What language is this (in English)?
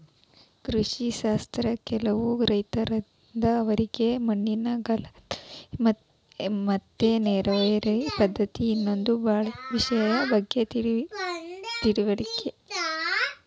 Kannada